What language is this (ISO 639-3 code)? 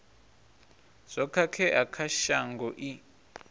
ven